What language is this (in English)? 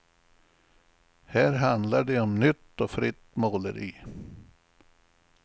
Swedish